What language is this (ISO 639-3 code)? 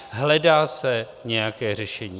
ces